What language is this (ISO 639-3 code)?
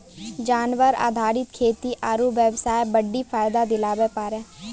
mai